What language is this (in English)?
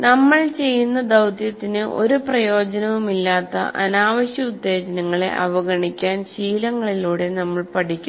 Malayalam